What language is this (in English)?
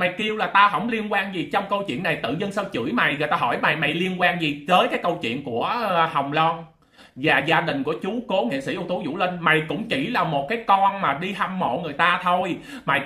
Vietnamese